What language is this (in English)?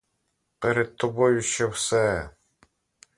Ukrainian